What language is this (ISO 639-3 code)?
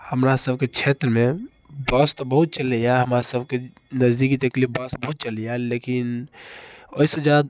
mai